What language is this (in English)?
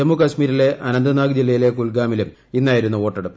Malayalam